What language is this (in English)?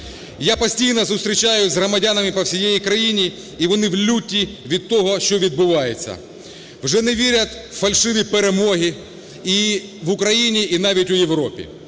Ukrainian